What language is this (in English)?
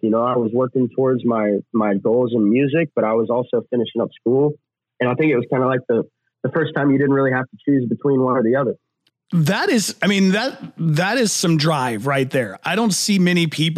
English